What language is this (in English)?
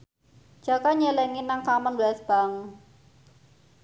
Javanese